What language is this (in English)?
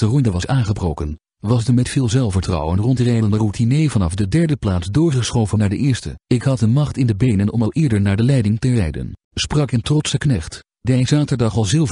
Dutch